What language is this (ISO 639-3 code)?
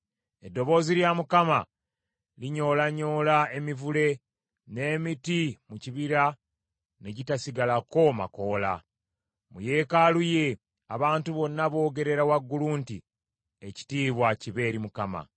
lug